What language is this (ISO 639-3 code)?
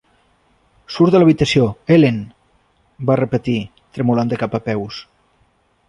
cat